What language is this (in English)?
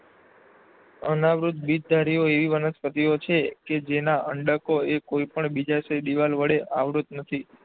Gujarati